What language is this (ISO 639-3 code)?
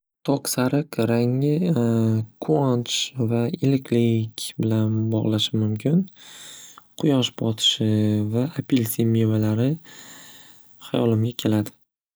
uzb